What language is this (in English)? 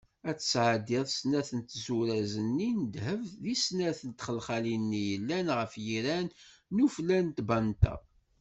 Kabyle